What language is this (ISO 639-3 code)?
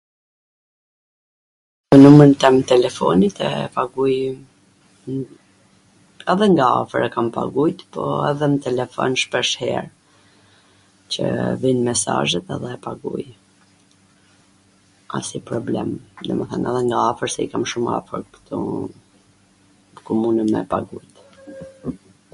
aln